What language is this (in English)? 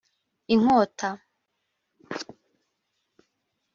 Kinyarwanda